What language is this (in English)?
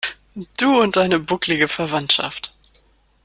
German